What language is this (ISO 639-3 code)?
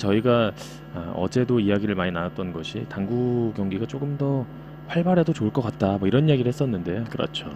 kor